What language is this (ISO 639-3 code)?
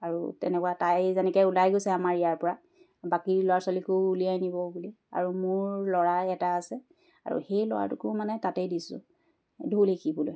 asm